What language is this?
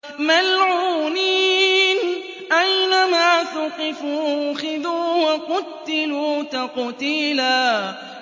Arabic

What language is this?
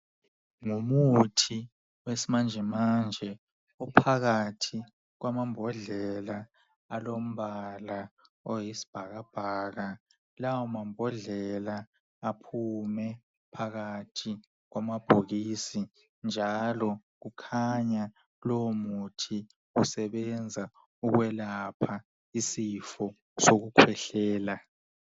North Ndebele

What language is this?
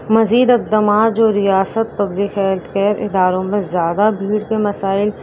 Urdu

